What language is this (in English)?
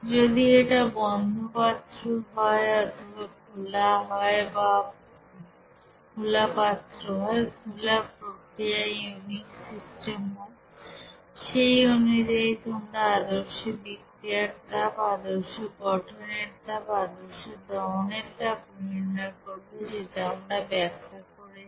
Bangla